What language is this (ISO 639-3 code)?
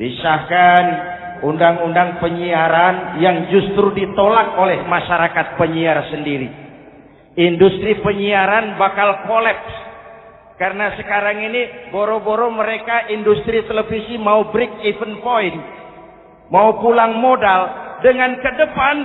ind